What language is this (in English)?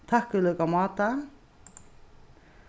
Faroese